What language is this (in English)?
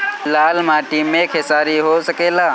Bhojpuri